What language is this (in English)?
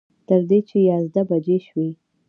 Pashto